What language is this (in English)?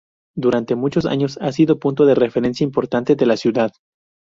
Spanish